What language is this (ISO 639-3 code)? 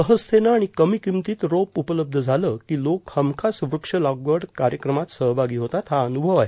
mar